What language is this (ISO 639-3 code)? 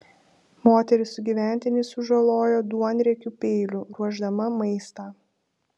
lit